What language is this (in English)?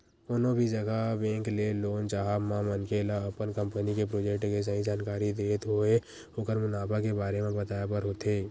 Chhattisgarhi